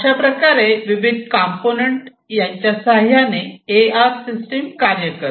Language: Marathi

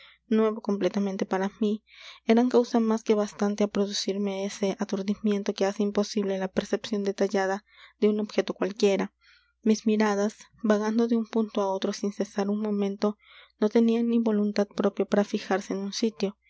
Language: Spanish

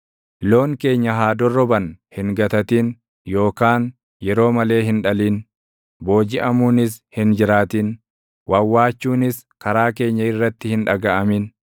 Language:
Oromo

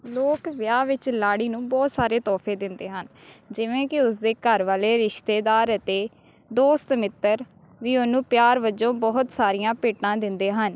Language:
Punjabi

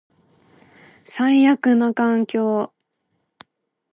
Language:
Japanese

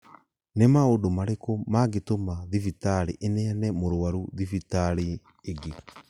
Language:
Kikuyu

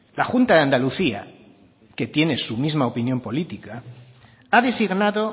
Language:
Spanish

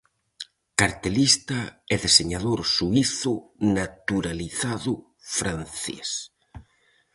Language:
Galician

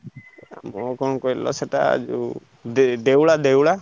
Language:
Odia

